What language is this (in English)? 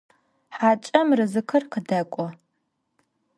Adyghe